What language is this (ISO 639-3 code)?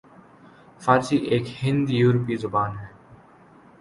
urd